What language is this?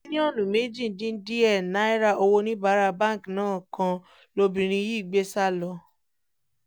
Yoruba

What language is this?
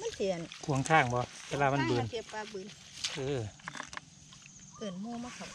Thai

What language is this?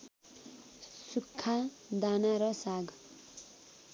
Nepali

